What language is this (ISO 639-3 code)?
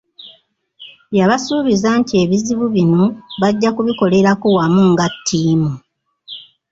lug